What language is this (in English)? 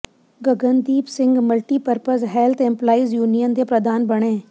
Punjabi